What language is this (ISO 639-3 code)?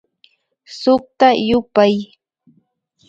qvi